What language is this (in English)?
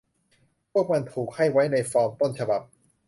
Thai